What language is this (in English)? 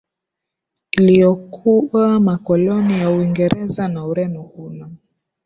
Swahili